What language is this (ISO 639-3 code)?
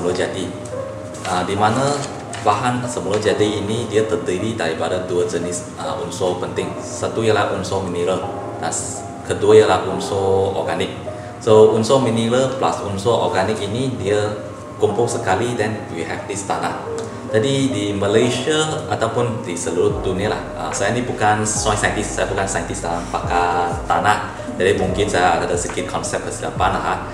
msa